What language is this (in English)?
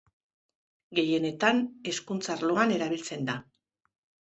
Basque